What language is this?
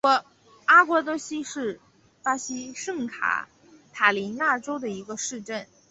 Chinese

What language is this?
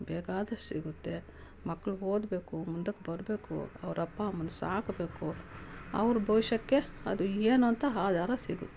Kannada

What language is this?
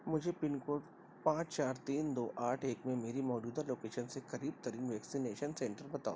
Urdu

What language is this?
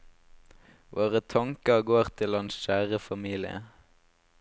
Norwegian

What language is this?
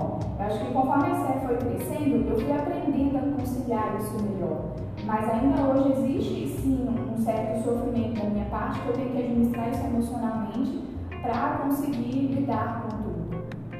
Portuguese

